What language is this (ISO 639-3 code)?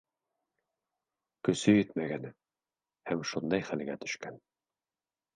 bak